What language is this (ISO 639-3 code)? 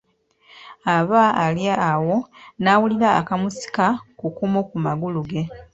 lug